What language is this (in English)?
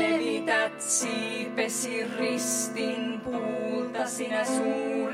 Finnish